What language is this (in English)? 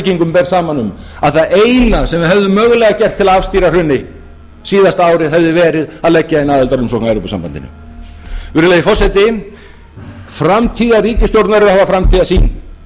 Icelandic